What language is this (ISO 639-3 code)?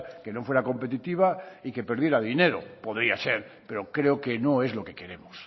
spa